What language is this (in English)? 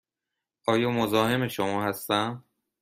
Persian